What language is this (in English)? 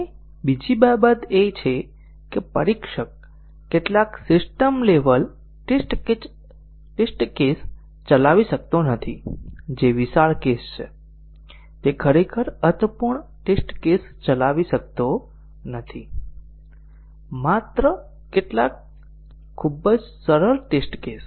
Gujarati